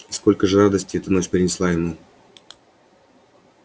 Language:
Russian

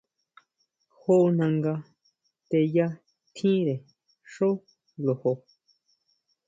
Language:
Huautla Mazatec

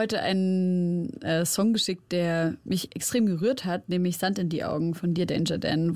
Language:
German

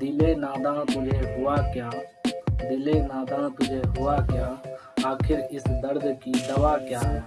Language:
Hindi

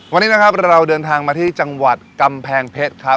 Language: Thai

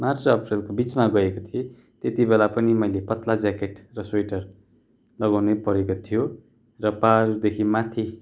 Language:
Nepali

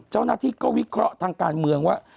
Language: Thai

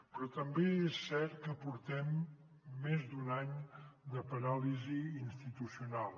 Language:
Catalan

